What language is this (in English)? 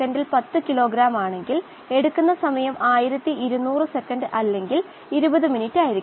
Malayalam